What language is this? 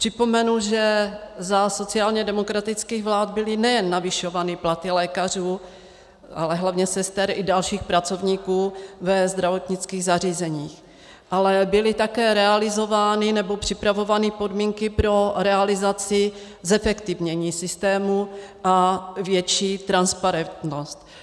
Czech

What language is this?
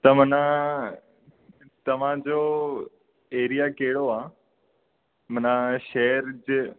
Sindhi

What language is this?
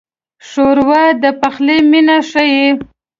Pashto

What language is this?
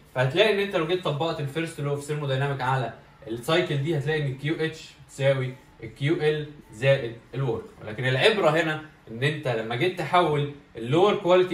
Arabic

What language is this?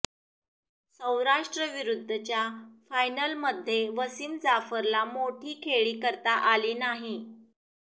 Marathi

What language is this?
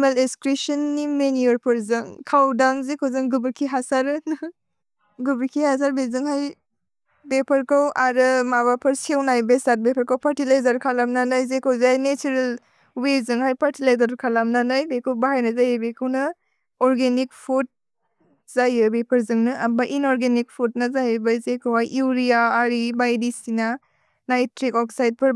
Bodo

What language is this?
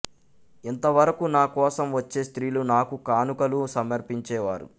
Telugu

